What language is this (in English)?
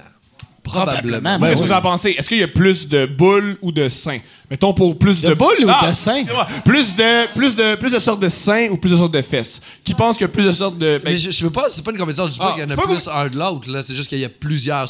French